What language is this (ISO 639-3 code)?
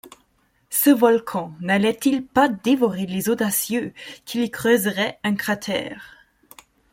fra